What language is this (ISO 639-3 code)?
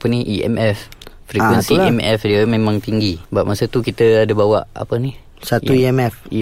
msa